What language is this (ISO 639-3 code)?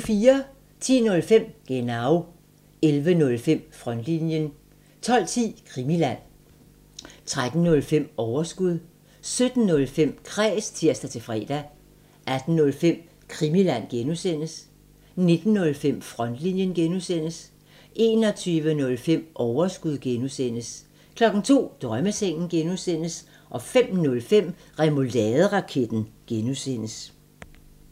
dan